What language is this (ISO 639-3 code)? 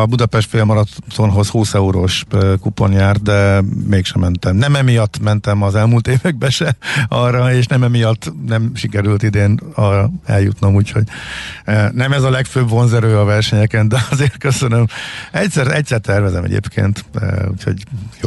hun